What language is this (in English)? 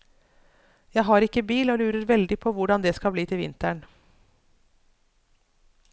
Norwegian